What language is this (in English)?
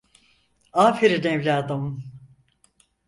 Turkish